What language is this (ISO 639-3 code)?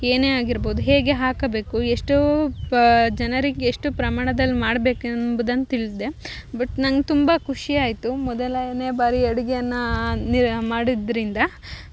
kan